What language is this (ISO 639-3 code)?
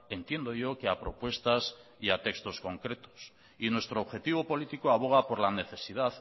spa